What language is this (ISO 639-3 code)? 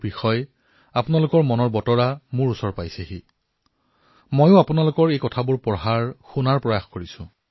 asm